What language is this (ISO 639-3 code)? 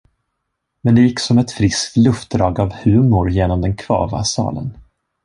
swe